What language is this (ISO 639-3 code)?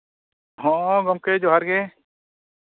sat